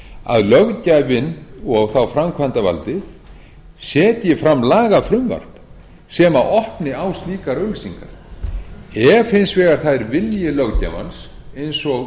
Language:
Icelandic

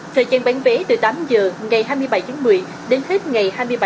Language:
Vietnamese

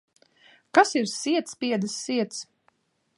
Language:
Latvian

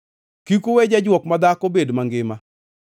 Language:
Luo (Kenya and Tanzania)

